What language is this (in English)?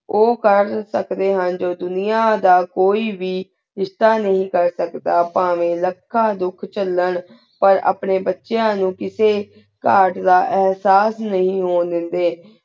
Punjabi